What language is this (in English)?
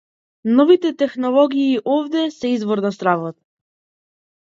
Macedonian